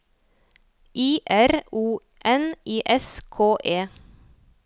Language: Norwegian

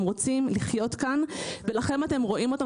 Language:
Hebrew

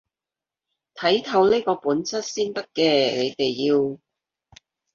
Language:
Cantonese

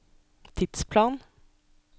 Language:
Norwegian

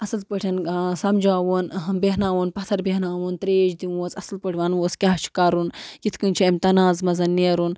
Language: Kashmiri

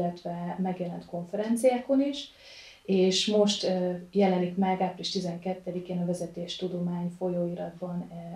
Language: Hungarian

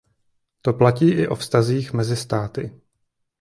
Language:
Czech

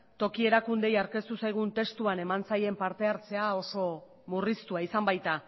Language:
Basque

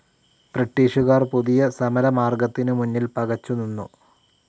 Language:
Malayalam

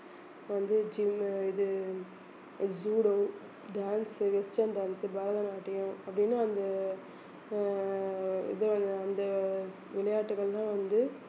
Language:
Tamil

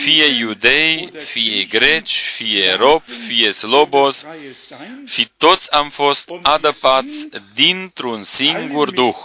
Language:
Romanian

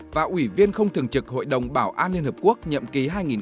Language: Vietnamese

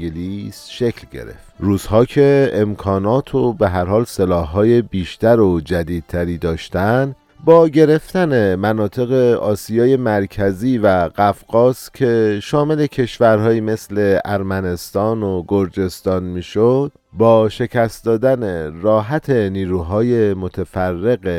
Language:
Persian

